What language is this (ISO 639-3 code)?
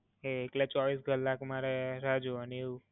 guj